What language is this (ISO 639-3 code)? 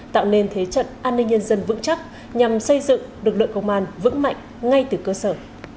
vie